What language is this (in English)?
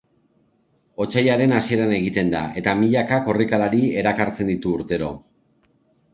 Basque